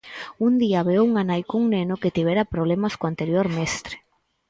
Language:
Galician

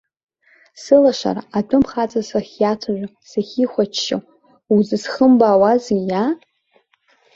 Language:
Abkhazian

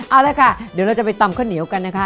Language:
Thai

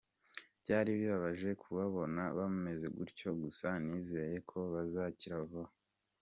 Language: Kinyarwanda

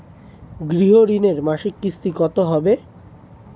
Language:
Bangla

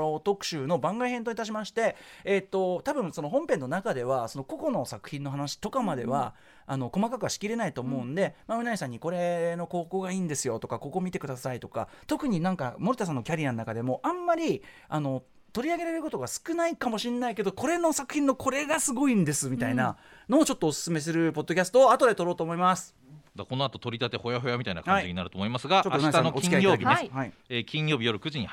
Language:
Japanese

